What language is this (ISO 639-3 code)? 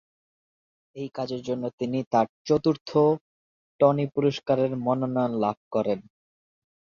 ben